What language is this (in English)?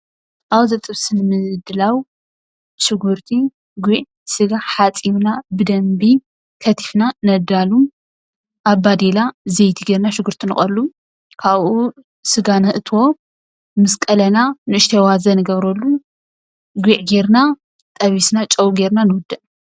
Tigrinya